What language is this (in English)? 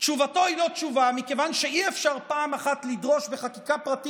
Hebrew